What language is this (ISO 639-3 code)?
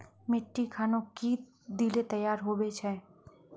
mag